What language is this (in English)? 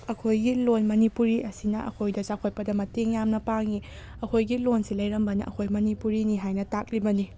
Manipuri